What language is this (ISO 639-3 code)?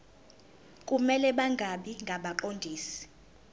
zul